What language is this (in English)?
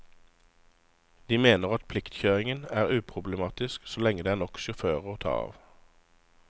Norwegian